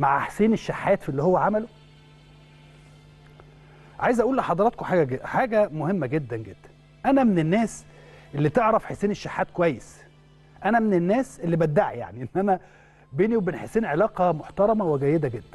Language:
Arabic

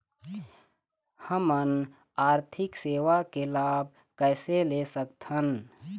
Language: Chhattisgarhi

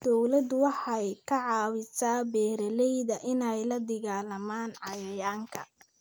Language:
Somali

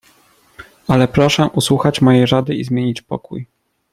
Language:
Polish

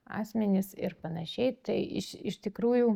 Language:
Lithuanian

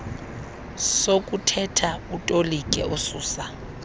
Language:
Xhosa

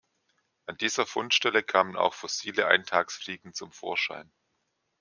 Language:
German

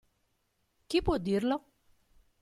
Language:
Italian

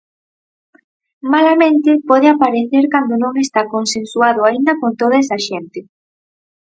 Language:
Galician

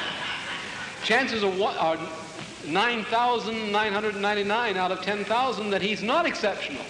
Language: English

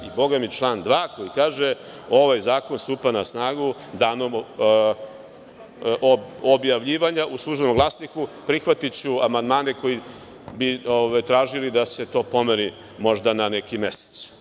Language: Serbian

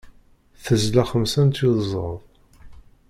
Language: Kabyle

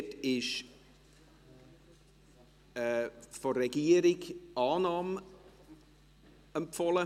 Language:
Swiss German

